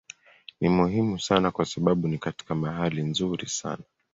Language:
Swahili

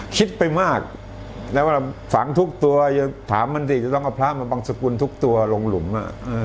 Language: Thai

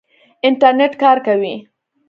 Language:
Pashto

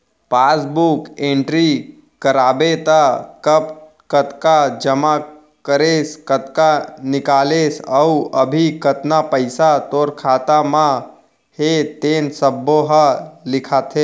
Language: Chhattisgarhi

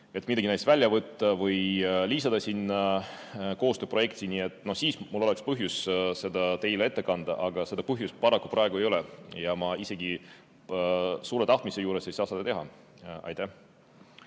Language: Estonian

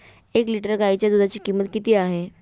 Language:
Marathi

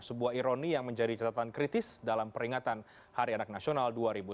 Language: Indonesian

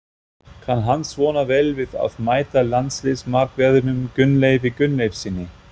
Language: Icelandic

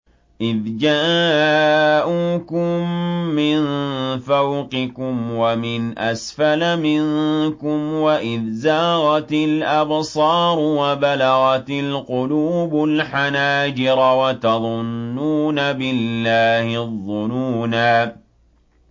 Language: Arabic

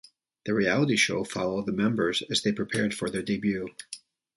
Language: English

